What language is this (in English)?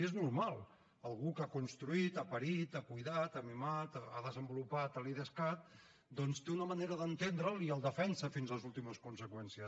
Catalan